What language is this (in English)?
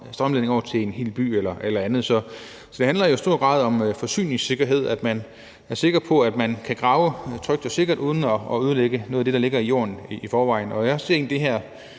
Danish